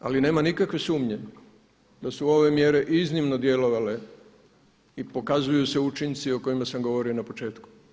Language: Croatian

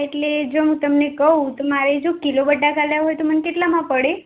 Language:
Gujarati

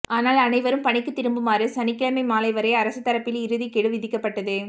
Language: Tamil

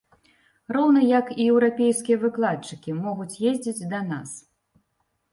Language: Belarusian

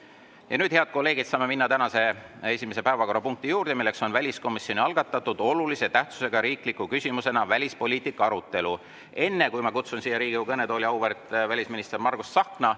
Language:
Estonian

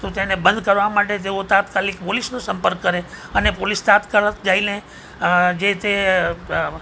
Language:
Gujarati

